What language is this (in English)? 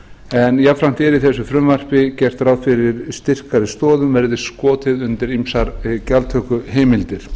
Icelandic